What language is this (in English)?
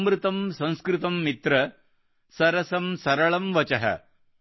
Kannada